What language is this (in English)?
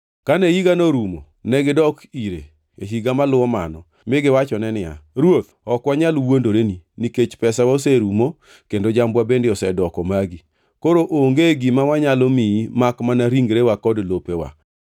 Luo (Kenya and Tanzania)